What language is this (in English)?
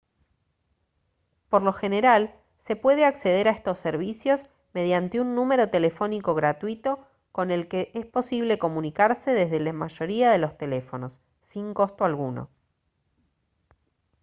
Spanish